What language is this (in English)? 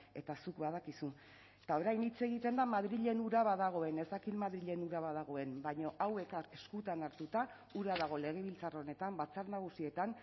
Basque